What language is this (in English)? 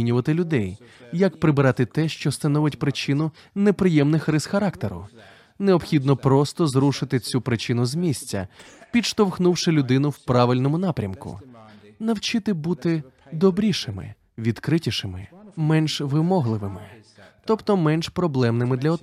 Ukrainian